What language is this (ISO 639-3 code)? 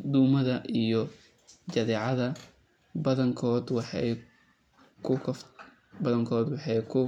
som